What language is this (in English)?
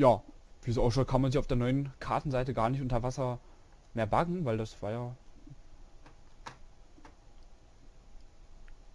German